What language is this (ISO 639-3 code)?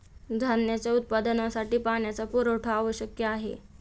mar